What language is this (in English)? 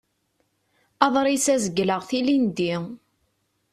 Kabyle